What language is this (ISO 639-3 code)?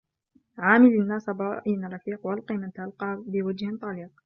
ara